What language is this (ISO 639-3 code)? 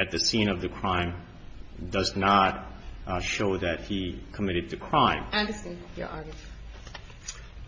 eng